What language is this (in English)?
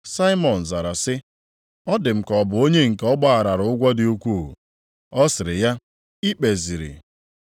Igbo